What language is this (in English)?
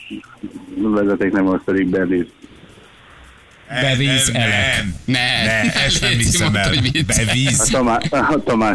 Hungarian